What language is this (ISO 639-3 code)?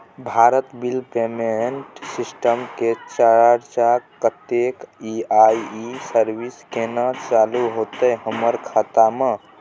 mai